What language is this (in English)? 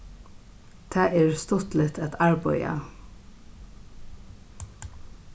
Faroese